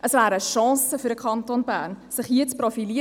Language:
Swiss German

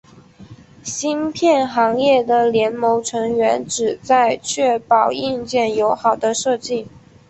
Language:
Chinese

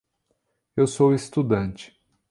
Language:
Portuguese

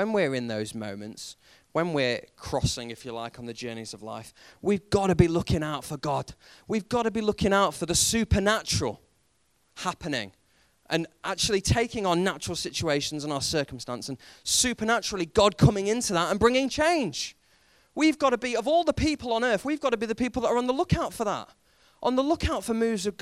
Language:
English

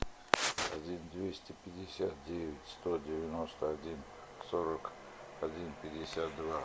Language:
Russian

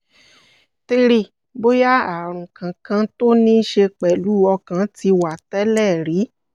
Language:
Yoruba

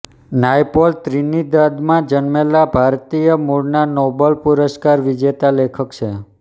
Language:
Gujarati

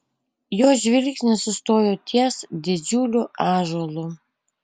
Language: Lithuanian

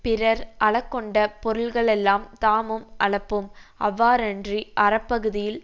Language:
Tamil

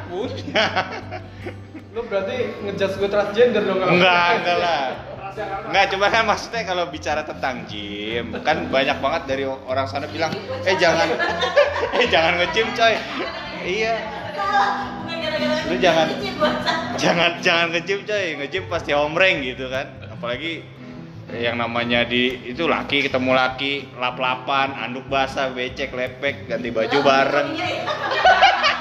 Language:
Indonesian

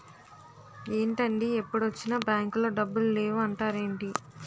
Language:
Telugu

